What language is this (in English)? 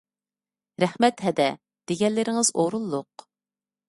Uyghur